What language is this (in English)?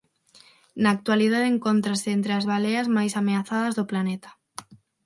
Galician